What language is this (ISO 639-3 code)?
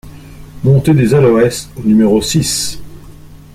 fra